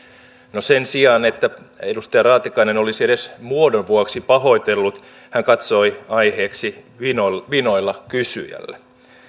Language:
Finnish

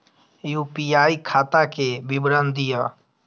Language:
Maithili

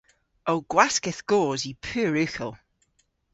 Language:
Cornish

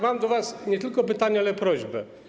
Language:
Polish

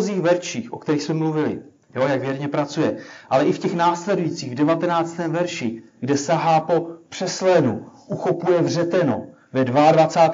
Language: Czech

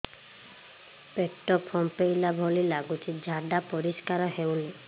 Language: Odia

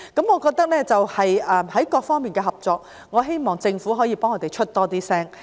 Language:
Cantonese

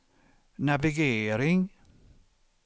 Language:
Swedish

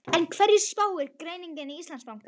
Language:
Icelandic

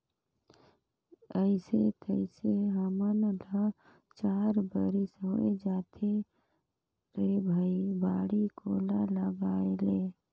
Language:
Chhattisgarhi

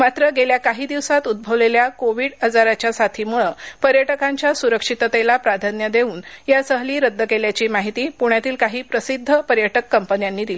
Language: Marathi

